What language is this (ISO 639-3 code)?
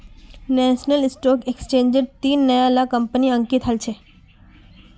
mag